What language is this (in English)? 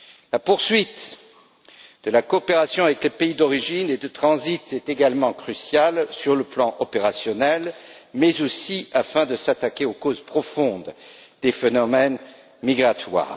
French